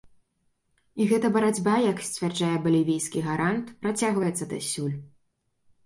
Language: Belarusian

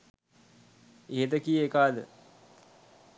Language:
Sinhala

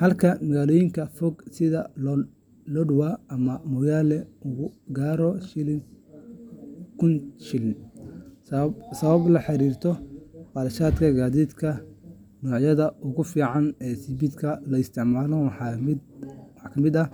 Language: Somali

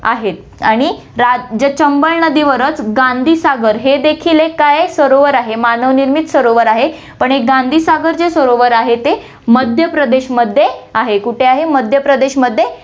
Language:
Marathi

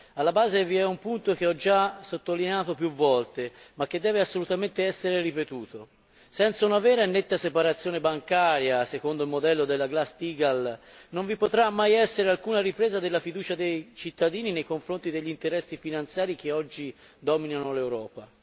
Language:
Italian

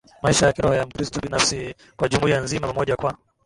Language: Swahili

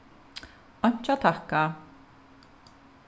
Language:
Faroese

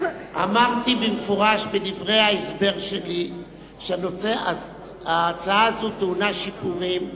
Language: Hebrew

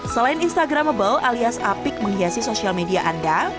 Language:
Indonesian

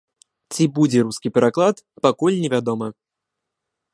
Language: Belarusian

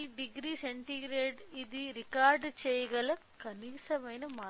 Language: Telugu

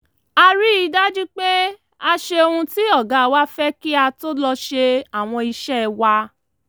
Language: Yoruba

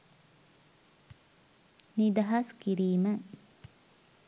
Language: Sinhala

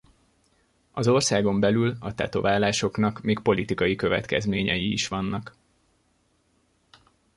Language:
Hungarian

